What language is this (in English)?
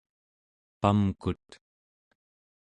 Central Yupik